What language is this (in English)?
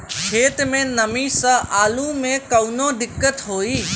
Bhojpuri